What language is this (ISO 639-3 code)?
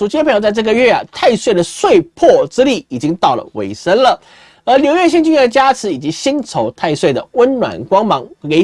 zho